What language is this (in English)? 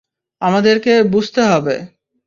Bangla